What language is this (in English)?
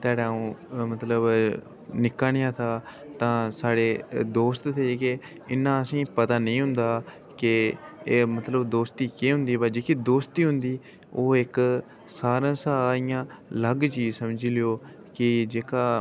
Dogri